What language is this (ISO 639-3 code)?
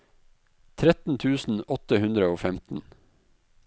nor